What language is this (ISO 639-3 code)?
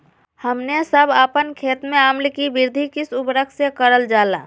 mag